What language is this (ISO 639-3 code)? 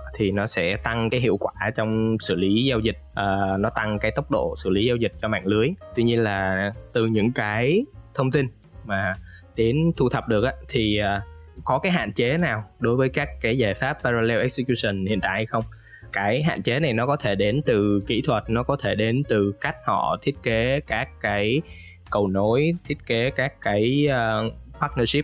vie